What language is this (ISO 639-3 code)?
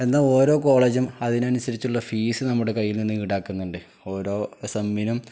mal